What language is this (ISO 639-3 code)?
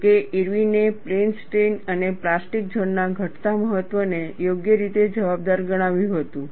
guj